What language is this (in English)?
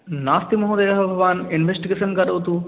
Sanskrit